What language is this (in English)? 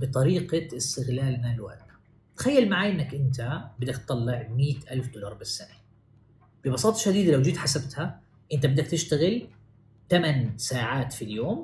Arabic